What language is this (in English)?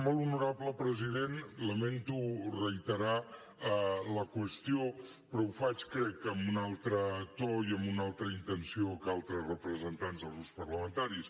Catalan